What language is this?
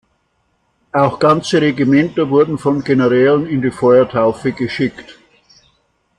German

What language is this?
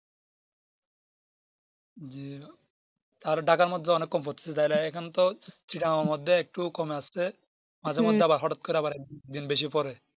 Bangla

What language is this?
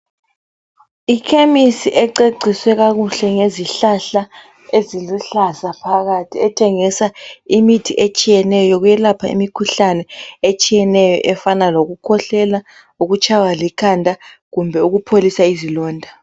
North Ndebele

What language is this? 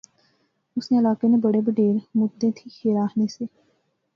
Pahari-Potwari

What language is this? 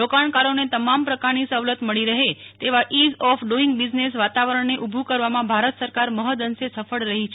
Gujarati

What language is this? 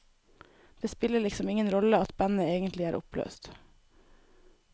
Norwegian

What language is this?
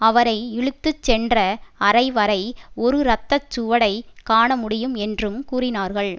Tamil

